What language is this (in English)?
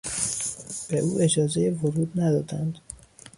Persian